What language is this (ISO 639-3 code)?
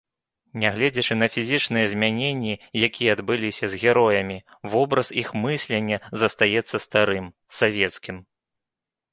bel